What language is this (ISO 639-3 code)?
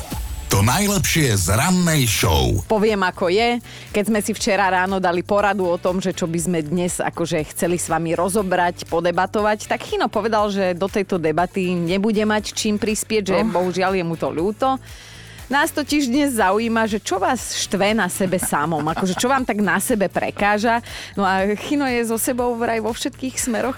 slk